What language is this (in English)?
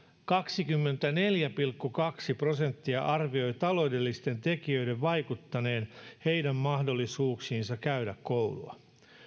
Finnish